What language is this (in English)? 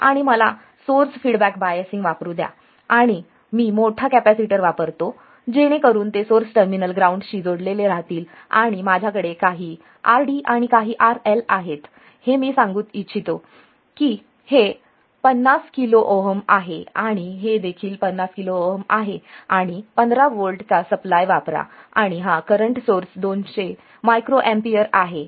Marathi